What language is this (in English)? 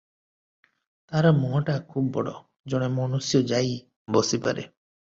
Odia